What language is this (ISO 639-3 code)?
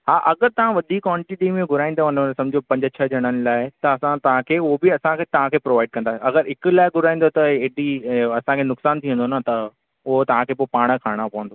snd